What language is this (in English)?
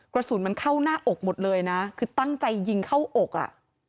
Thai